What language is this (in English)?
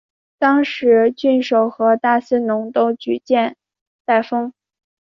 Chinese